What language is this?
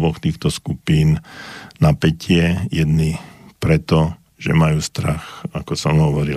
Slovak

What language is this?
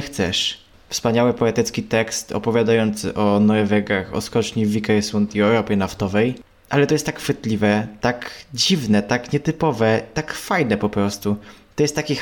Polish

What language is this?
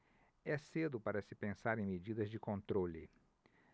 Portuguese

